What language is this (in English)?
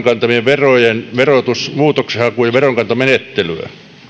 Finnish